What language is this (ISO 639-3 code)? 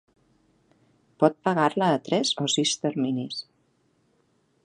cat